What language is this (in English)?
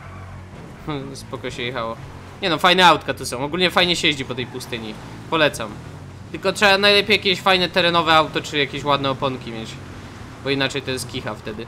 Polish